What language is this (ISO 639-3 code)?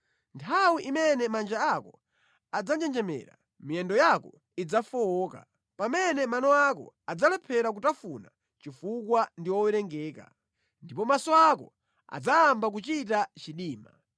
nya